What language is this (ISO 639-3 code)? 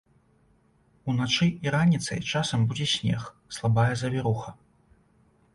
bel